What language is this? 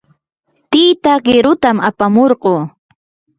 Yanahuanca Pasco Quechua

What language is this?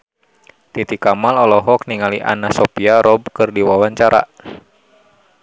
Sundanese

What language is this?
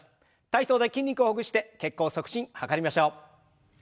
Japanese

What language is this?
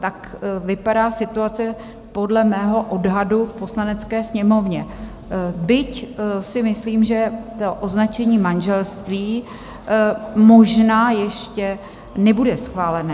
Czech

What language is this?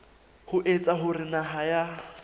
Southern Sotho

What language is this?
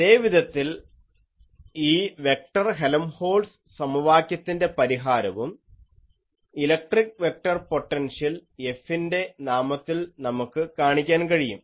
Malayalam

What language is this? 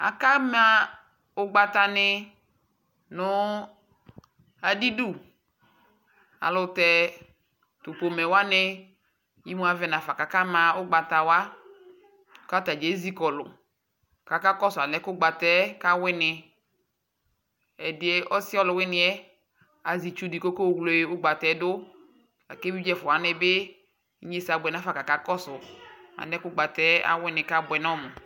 Ikposo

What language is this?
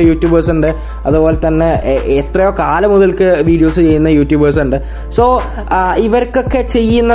Malayalam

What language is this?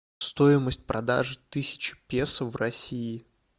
Russian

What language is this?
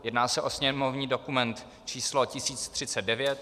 Czech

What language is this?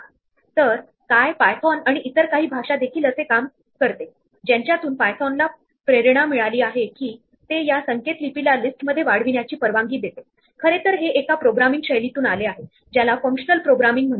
Marathi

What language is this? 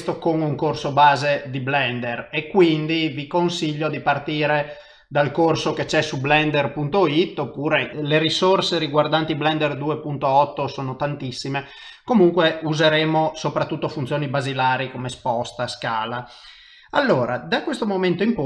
Italian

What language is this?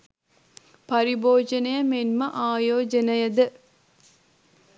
Sinhala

